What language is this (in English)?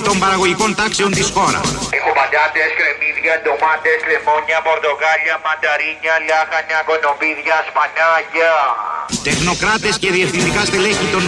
Greek